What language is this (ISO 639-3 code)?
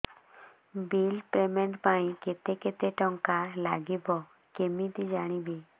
ori